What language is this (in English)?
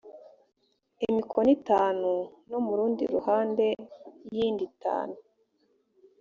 Kinyarwanda